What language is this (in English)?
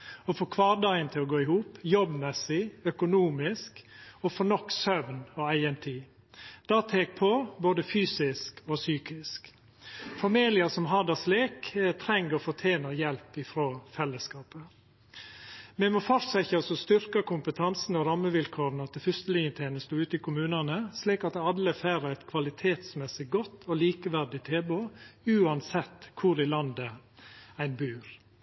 Norwegian Nynorsk